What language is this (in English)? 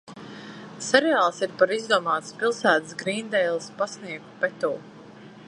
Latvian